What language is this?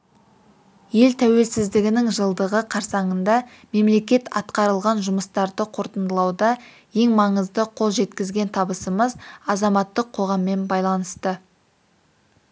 Kazakh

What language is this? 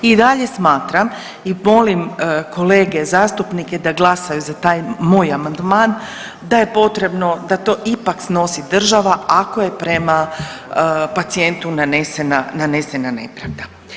Croatian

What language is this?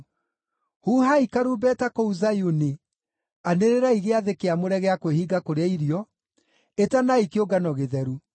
Kikuyu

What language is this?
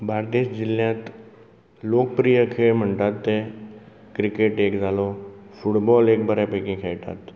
Konkani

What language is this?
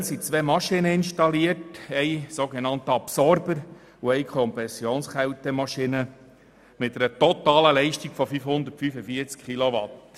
Swiss German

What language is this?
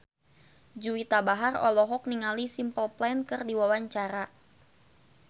Sundanese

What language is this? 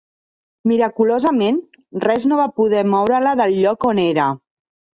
Catalan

